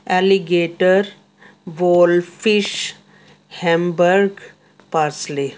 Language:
Punjabi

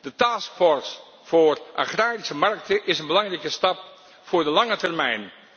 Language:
Dutch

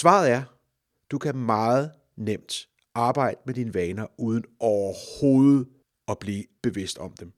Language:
Danish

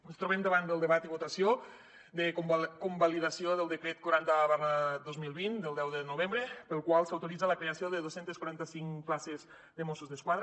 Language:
Catalan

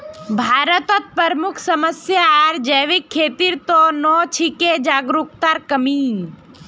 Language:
Magahi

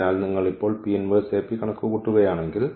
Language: Malayalam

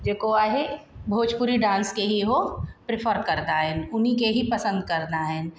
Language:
Sindhi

